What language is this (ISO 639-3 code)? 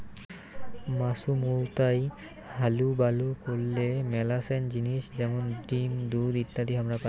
ben